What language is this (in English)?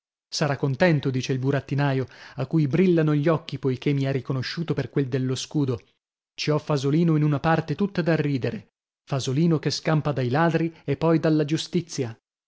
Italian